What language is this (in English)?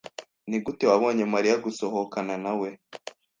Kinyarwanda